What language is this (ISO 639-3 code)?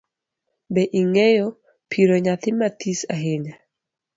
luo